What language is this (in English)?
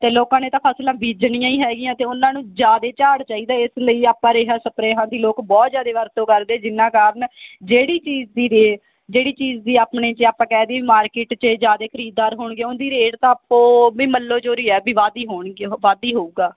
Punjabi